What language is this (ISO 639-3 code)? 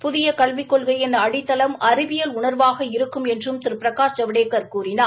tam